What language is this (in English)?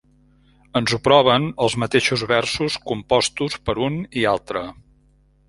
Catalan